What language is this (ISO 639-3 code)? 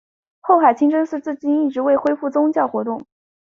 zho